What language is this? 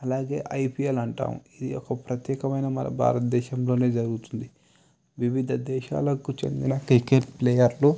Telugu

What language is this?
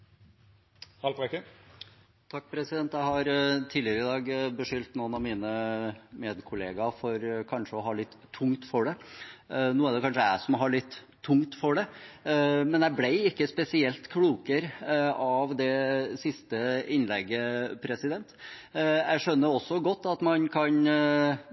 Norwegian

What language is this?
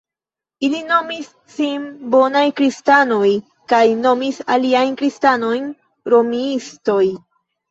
Esperanto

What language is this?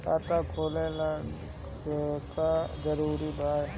Bhojpuri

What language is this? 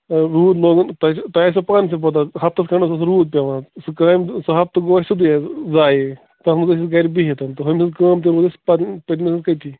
Kashmiri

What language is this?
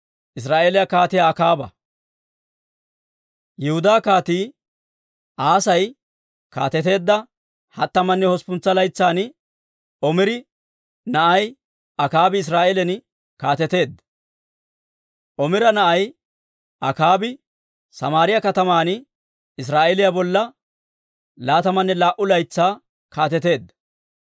Dawro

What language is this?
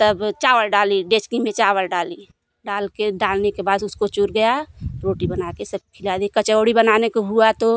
Hindi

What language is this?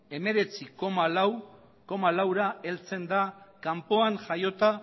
Basque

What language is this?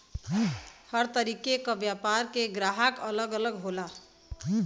Bhojpuri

